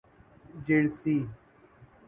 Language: Urdu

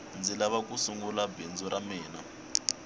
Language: Tsonga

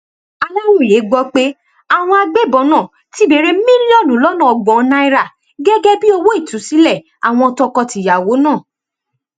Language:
Yoruba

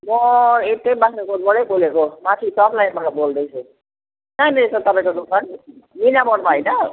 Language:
Nepali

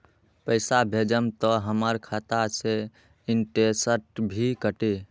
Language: Magahi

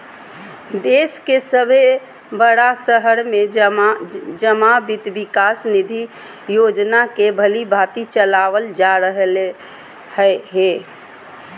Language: Magahi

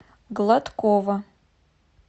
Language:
Russian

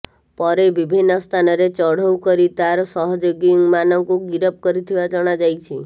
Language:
Odia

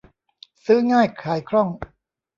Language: Thai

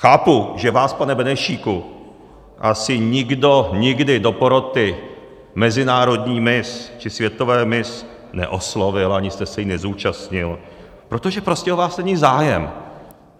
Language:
Czech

